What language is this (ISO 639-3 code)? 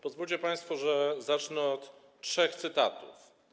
pol